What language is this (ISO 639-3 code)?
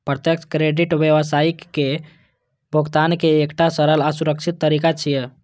mai